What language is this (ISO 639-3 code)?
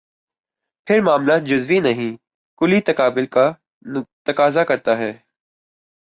urd